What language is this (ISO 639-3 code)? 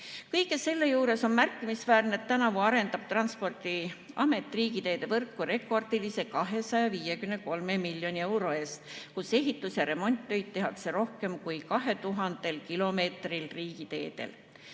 est